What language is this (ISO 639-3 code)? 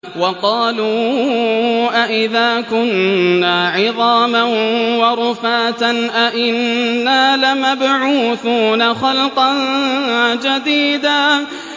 ara